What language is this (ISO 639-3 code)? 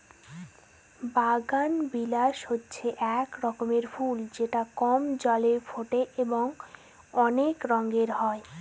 ben